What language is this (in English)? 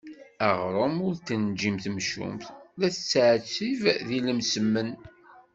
Kabyle